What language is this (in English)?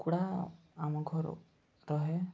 Odia